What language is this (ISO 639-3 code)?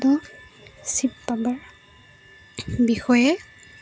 asm